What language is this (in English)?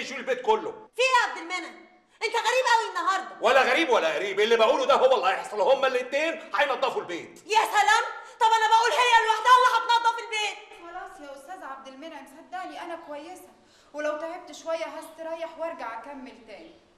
Arabic